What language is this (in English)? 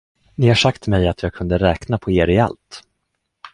Swedish